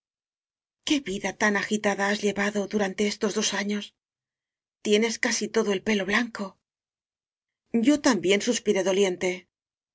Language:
Spanish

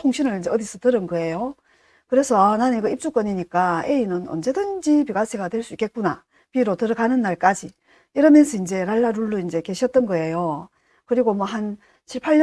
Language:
Korean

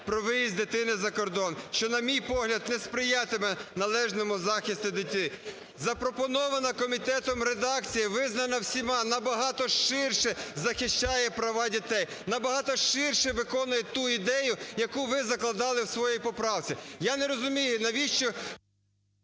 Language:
Ukrainian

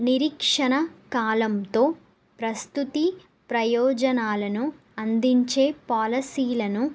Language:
Telugu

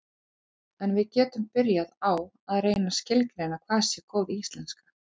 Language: Icelandic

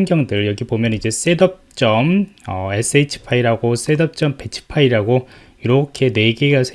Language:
Korean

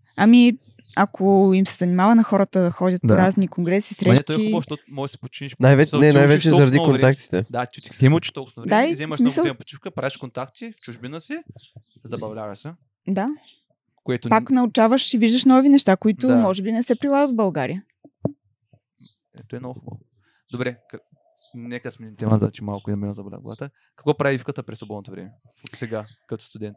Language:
Bulgarian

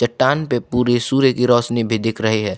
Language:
Hindi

